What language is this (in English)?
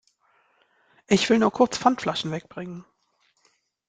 German